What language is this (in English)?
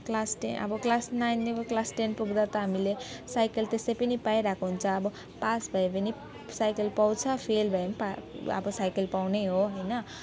Nepali